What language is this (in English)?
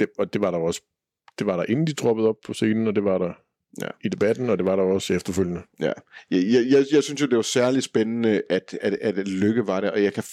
Danish